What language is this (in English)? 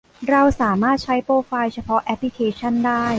Thai